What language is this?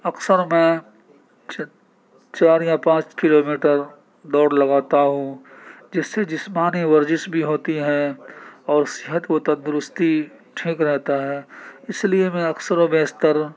Urdu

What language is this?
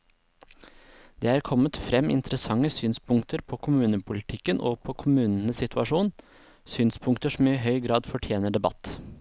Norwegian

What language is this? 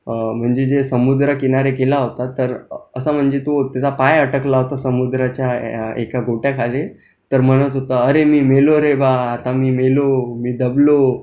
Marathi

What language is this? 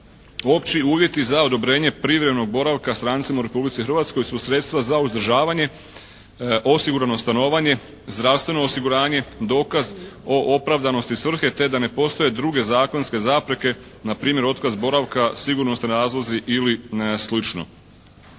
Croatian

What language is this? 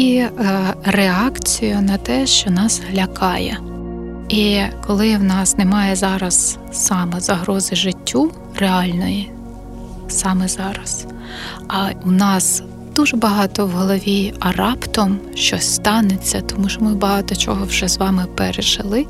Ukrainian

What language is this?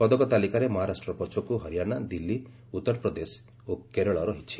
Odia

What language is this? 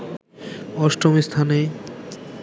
Bangla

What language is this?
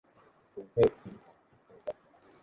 Thai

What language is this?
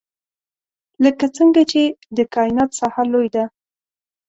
Pashto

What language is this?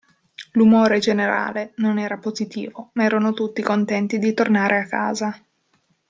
Italian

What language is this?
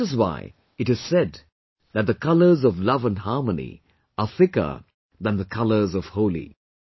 English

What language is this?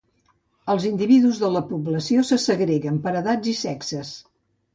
Catalan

